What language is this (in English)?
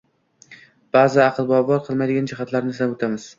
Uzbek